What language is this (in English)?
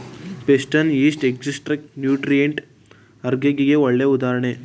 Kannada